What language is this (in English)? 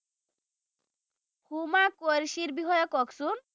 Assamese